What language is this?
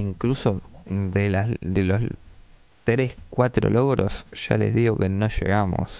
Spanish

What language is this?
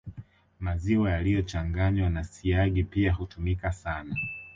Swahili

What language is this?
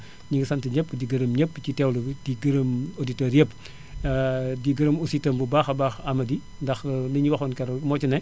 Wolof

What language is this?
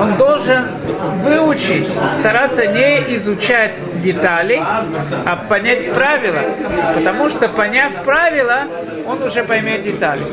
Russian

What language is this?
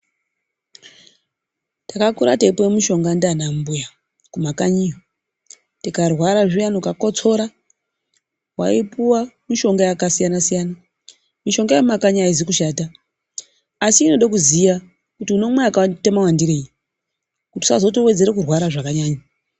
Ndau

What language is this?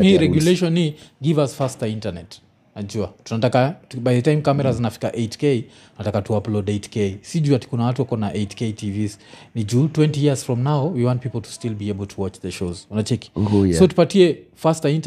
Swahili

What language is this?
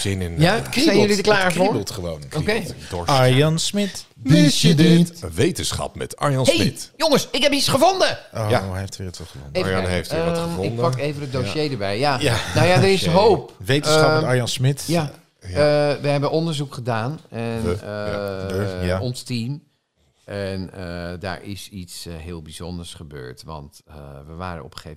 Dutch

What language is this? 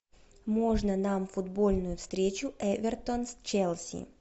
Russian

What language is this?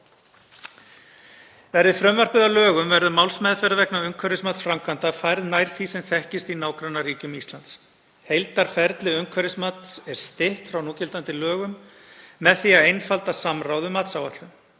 Icelandic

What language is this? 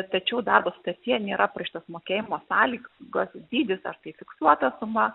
Lithuanian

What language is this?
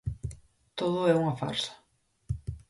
Galician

